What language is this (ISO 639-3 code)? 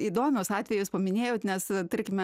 lit